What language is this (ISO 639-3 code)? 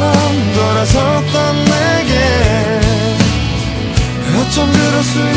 ron